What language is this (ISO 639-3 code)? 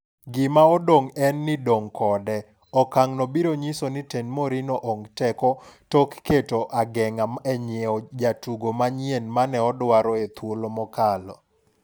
luo